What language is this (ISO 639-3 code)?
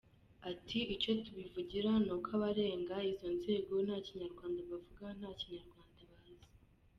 kin